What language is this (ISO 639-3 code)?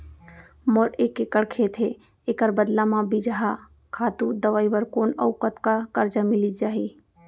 hne